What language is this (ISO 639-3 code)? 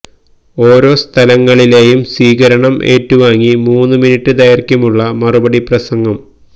mal